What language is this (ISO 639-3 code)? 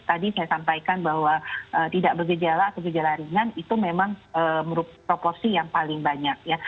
ind